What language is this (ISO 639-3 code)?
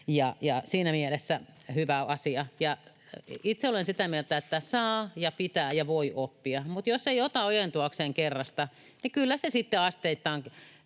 fin